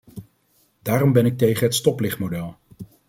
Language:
Dutch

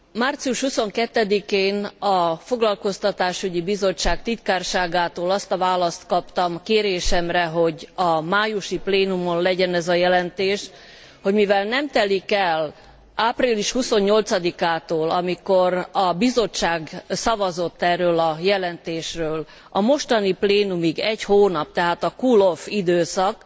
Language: Hungarian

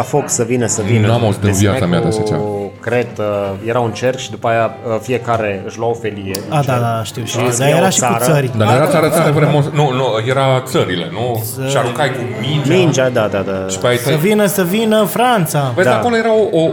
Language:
Romanian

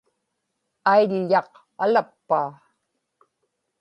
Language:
Inupiaq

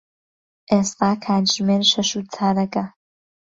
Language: Central Kurdish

